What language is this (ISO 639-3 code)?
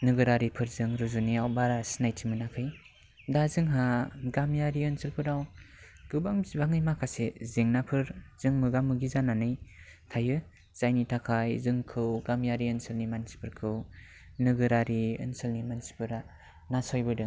brx